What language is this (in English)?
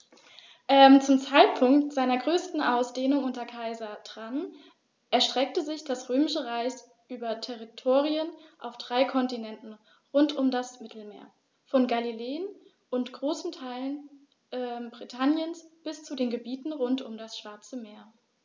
German